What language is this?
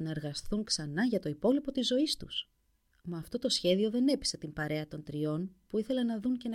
Greek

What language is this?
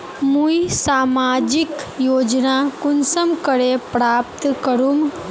Magahi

